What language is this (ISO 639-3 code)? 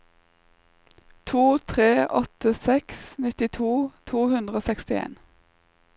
nor